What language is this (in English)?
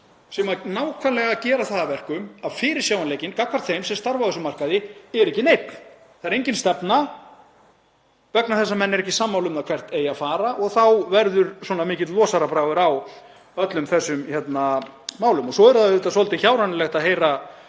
Icelandic